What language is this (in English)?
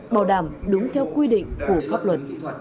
Vietnamese